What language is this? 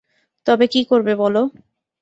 Bangla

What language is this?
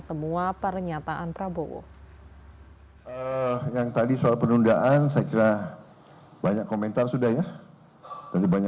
Indonesian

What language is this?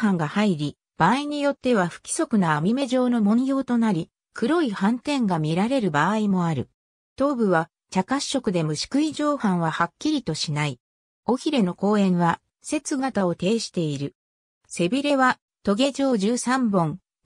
Japanese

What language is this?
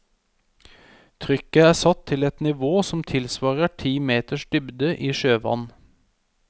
Norwegian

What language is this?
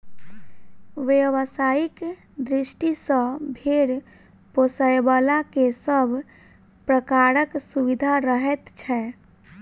Maithili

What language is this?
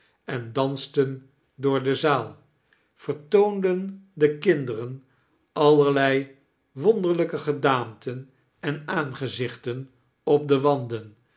Dutch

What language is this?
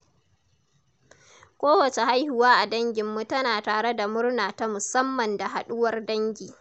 Hausa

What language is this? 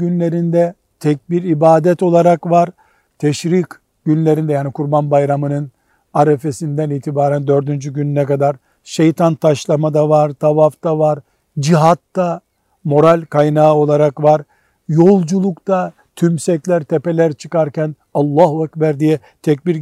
Turkish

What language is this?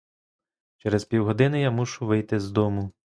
Ukrainian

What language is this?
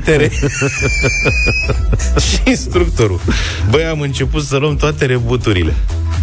Romanian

